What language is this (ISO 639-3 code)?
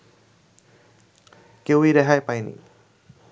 ben